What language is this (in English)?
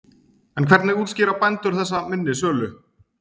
Icelandic